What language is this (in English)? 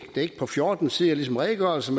Danish